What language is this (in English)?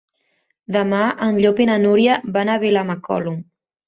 Catalan